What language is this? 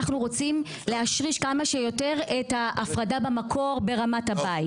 Hebrew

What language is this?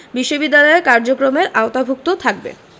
Bangla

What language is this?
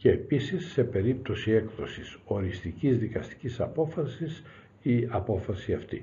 Greek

